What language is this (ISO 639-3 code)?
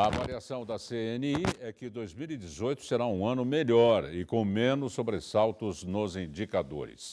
por